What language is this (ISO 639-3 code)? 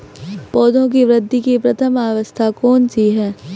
hin